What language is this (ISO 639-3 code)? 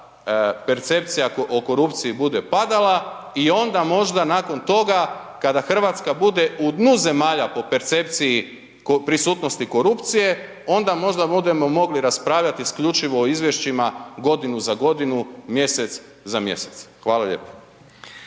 hrv